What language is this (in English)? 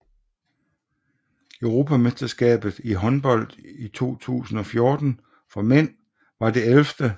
Danish